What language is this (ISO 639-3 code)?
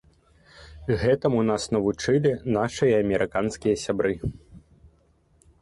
bel